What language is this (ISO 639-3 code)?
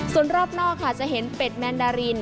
tha